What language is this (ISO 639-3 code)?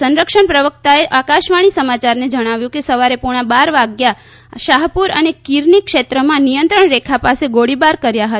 guj